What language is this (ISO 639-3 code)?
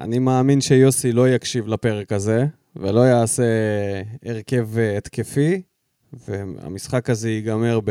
heb